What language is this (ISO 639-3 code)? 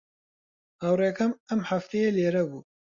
ckb